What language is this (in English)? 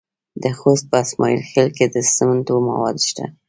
Pashto